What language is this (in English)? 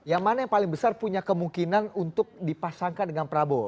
Indonesian